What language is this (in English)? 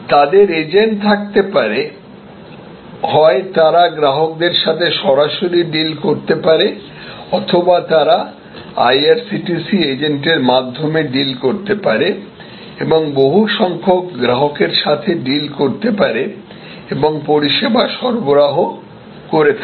Bangla